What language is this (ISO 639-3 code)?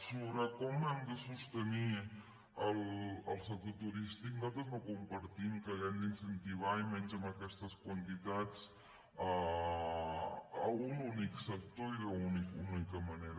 cat